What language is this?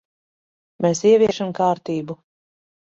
Latvian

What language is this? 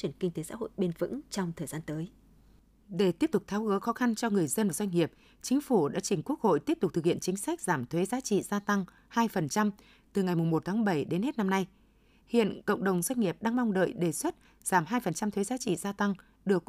Vietnamese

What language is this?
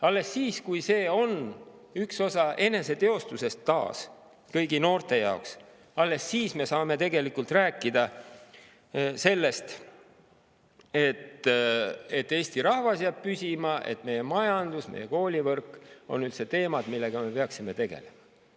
Estonian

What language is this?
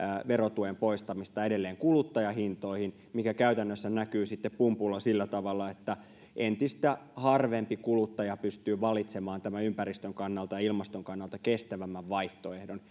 Finnish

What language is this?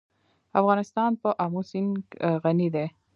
Pashto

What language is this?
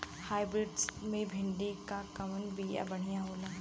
Bhojpuri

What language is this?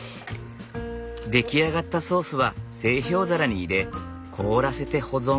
Japanese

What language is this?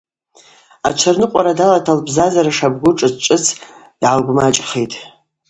Abaza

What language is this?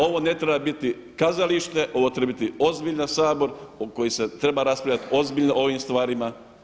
Croatian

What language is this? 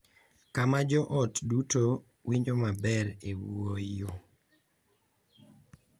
Luo (Kenya and Tanzania)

